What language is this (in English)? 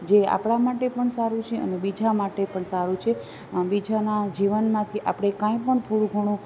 Gujarati